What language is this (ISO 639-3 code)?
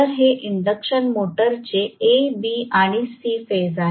mar